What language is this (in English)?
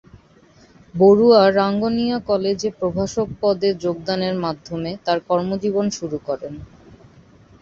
Bangla